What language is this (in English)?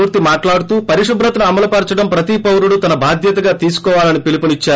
Telugu